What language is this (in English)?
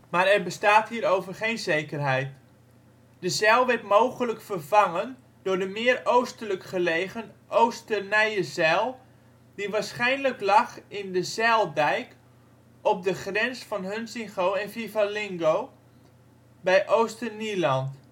Dutch